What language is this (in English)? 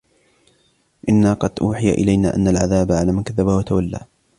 Arabic